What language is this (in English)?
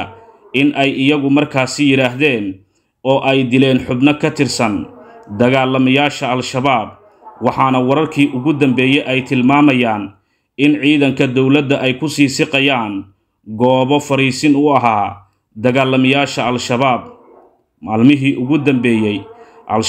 Arabic